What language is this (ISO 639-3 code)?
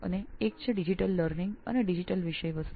guj